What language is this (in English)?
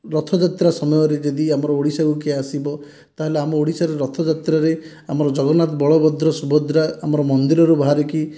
Odia